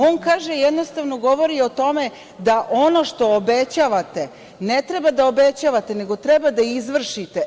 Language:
Serbian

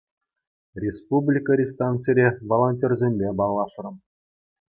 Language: Chuvash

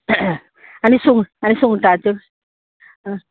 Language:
Konkani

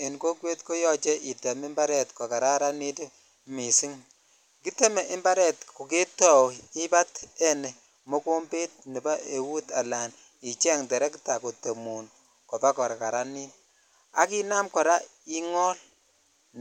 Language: Kalenjin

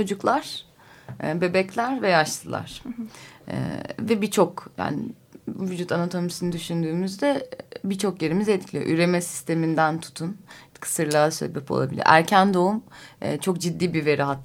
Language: Turkish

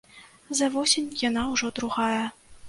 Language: Belarusian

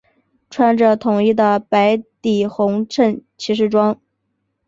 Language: Chinese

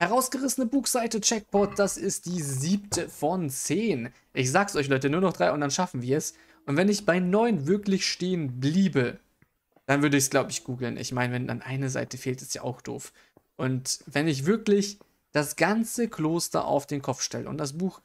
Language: German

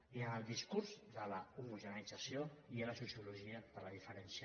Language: Catalan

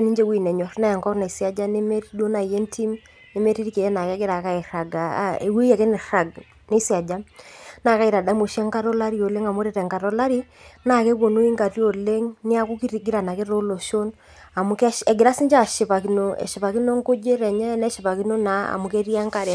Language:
Masai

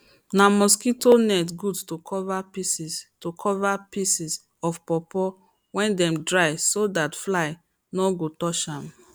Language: Nigerian Pidgin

